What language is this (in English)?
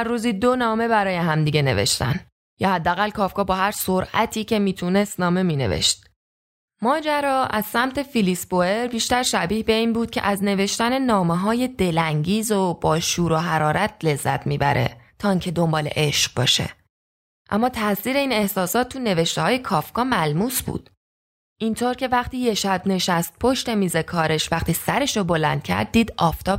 Persian